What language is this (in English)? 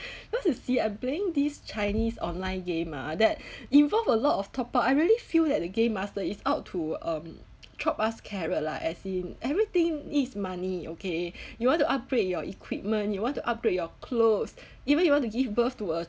English